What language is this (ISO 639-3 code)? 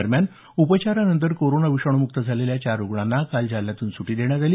mar